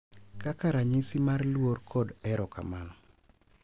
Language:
Luo (Kenya and Tanzania)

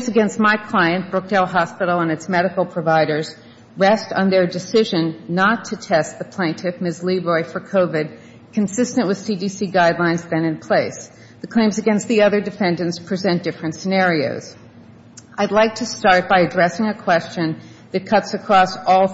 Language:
English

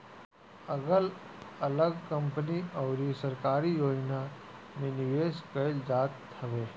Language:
Bhojpuri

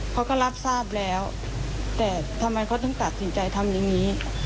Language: Thai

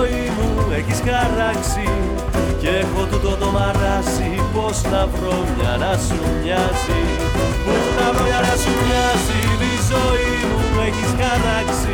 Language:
Greek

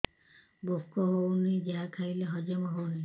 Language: Odia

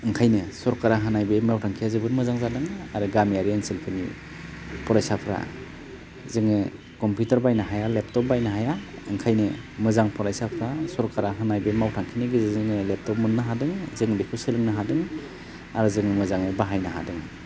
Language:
Bodo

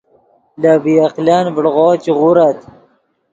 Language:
Yidgha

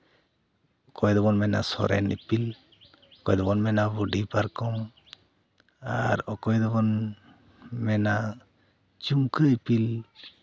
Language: Santali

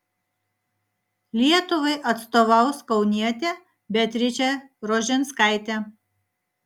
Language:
Lithuanian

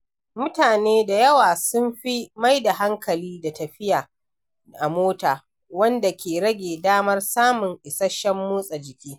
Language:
Hausa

